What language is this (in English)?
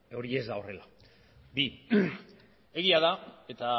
Basque